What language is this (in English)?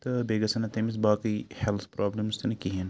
Kashmiri